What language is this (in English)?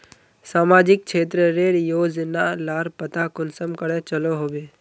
Magahi